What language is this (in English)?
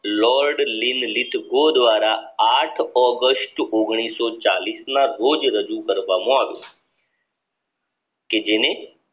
Gujarati